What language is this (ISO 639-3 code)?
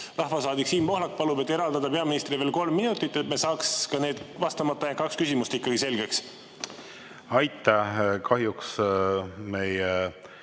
est